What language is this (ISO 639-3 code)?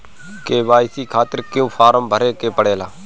bho